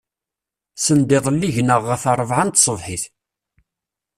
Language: Kabyle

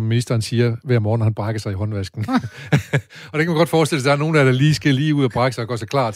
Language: Danish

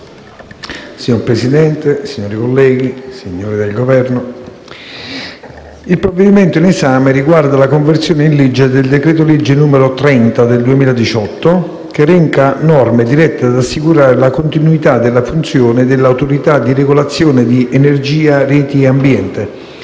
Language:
Italian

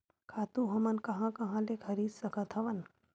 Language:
Chhattisgarhi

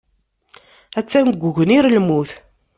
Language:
Kabyle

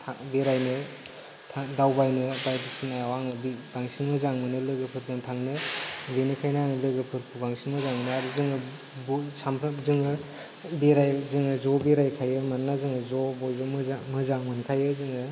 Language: Bodo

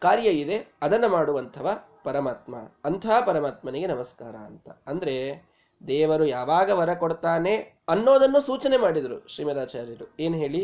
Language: Kannada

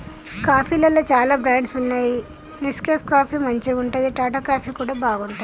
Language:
Telugu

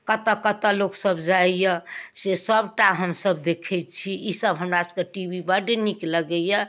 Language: Maithili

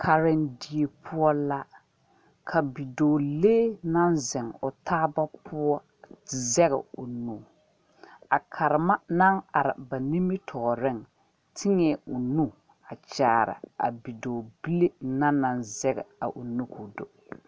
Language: Southern Dagaare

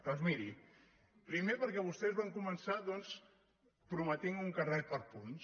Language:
Catalan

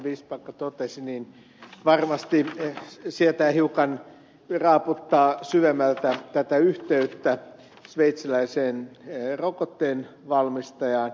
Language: Finnish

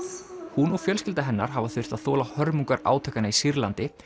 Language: Icelandic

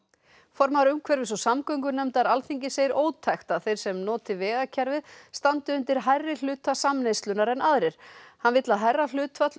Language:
Icelandic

